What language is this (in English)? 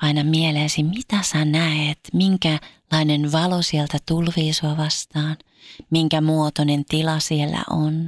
Finnish